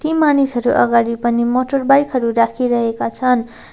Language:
Nepali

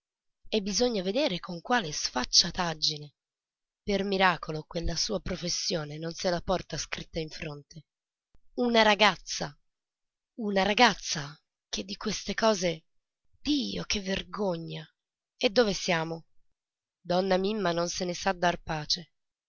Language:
Italian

